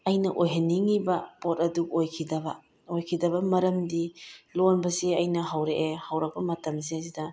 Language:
Manipuri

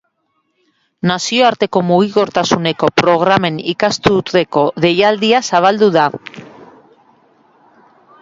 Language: Basque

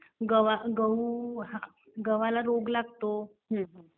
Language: Marathi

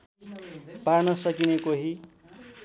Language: Nepali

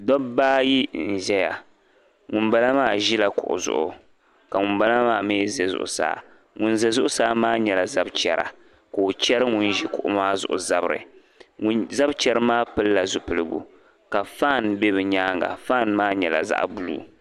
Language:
Dagbani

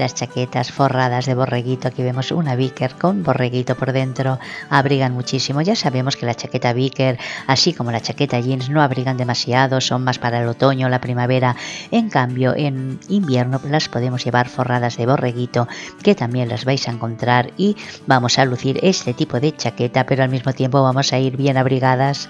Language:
Spanish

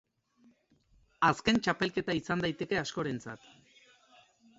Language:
Basque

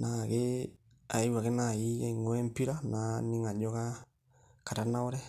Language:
Masai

